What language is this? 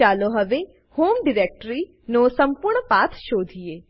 Gujarati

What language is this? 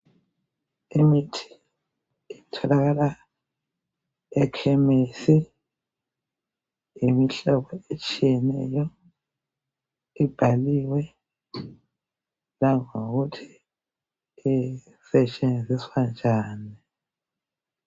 North Ndebele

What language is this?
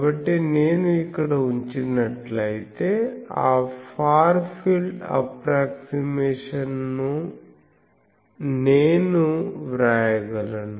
Telugu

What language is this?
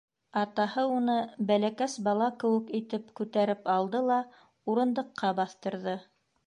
Bashkir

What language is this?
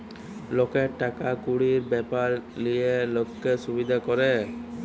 Bangla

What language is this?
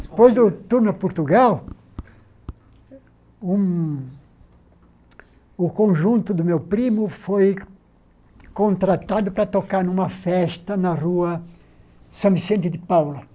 Portuguese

